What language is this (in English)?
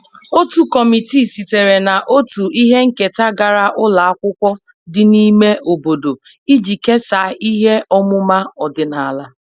Igbo